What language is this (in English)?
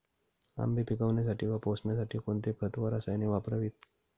Marathi